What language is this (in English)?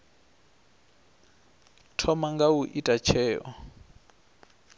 Venda